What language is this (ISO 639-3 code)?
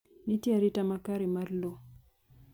luo